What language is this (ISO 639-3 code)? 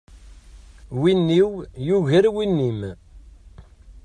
kab